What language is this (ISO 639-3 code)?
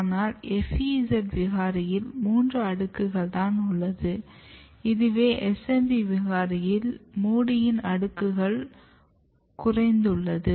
tam